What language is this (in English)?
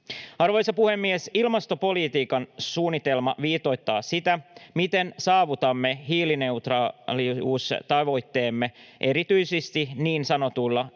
Finnish